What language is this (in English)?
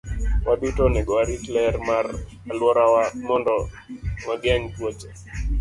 Luo (Kenya and Tanzania)